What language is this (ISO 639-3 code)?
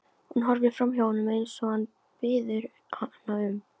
isl